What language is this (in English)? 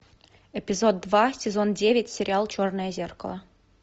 Russian